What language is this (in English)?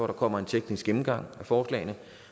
Danish